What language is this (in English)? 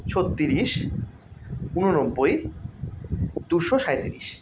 Bangla